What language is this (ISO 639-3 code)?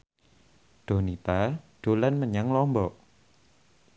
jav